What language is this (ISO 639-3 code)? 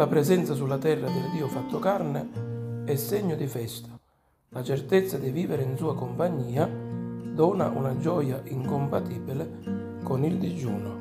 ita